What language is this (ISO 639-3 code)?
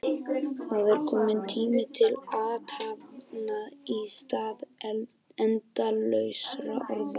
isl